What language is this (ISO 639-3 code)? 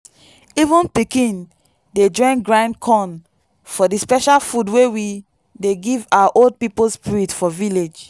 pcm